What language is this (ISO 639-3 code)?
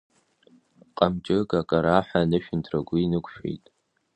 abk